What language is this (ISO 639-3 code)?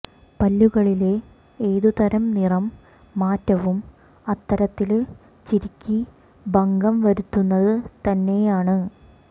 mal